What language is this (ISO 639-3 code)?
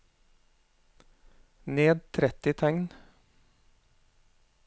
nor